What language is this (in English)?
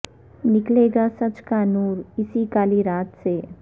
Urdu